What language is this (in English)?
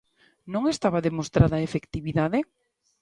Galician